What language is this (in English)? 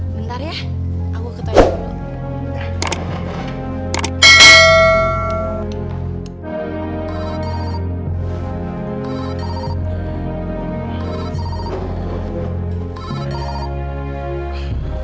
Indonesian